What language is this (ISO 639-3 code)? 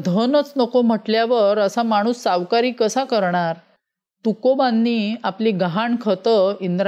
mar